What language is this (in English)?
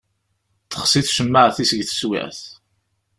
Kabyle